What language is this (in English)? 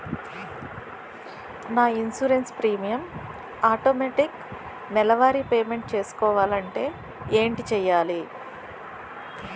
Telugu